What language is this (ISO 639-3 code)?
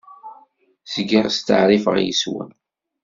kab